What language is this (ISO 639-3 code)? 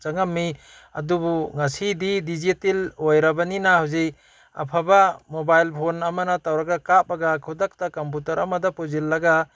mni